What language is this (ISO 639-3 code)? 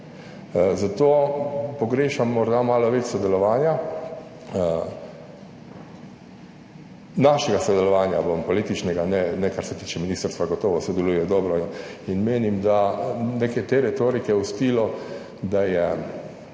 slv